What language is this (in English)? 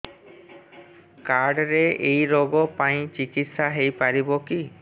Odia